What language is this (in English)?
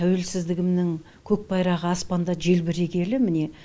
Kazakh